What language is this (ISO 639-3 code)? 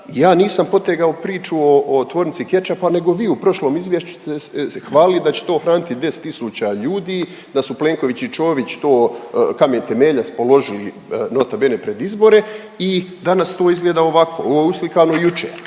hrv